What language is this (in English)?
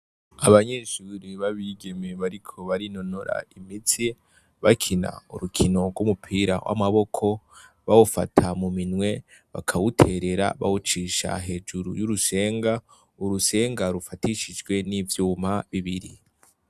Rundi